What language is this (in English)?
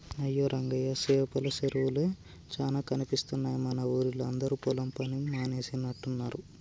Telugu